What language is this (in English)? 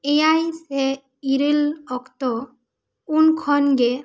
Santali